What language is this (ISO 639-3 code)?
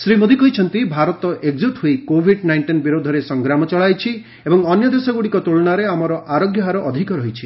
ori